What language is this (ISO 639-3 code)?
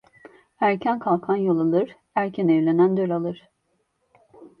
tur